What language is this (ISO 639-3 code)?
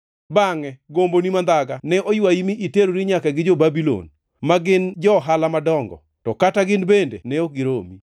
luo